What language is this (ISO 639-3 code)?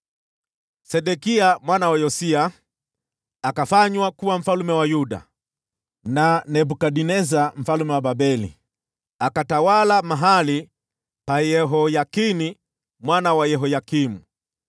swa